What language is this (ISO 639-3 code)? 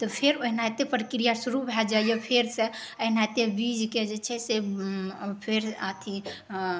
mai